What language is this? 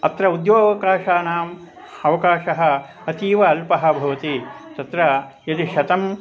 Sanskrit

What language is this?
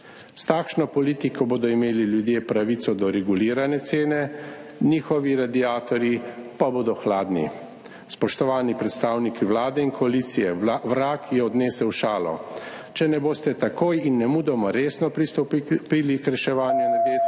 Slovenian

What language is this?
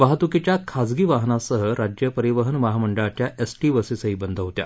Marathi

